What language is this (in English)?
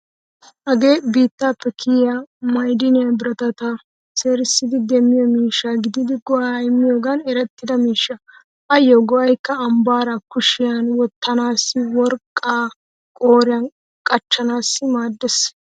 Wolaytta